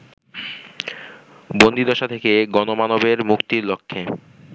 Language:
Bangla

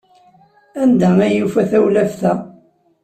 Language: Kabyle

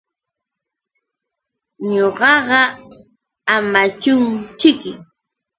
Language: Yauyos Quechua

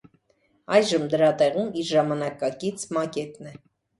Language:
Armenian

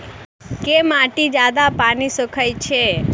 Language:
Maithili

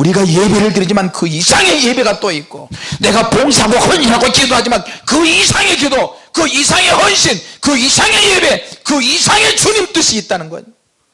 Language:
Korean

